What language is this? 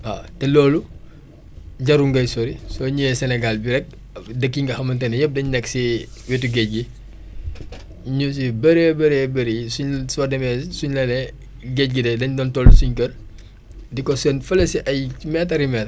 Wolof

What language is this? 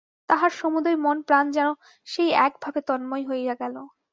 Bangla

